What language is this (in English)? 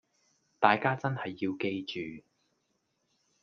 Cantonese